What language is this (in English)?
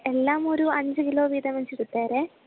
Malayalam